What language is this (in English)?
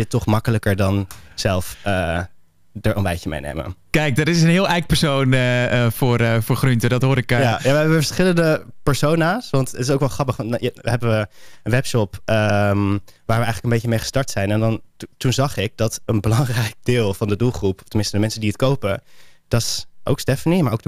Dutch